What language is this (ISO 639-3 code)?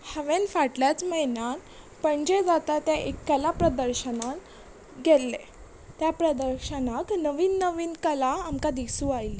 kok